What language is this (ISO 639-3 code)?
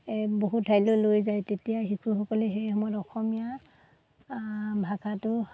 asm